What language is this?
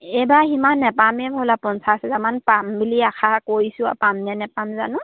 Assamese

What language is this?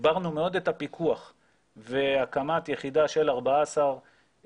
Hebrew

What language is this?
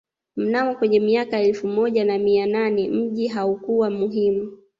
Swahili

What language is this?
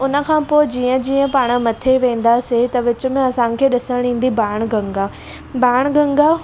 Sindhi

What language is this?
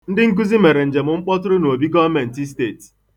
Igbo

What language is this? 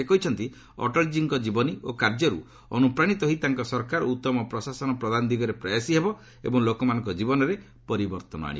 Odia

